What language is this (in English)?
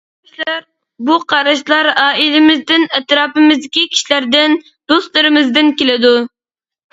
Uyghur